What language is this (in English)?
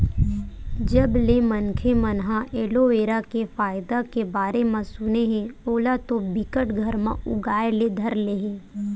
Chhattisgarhi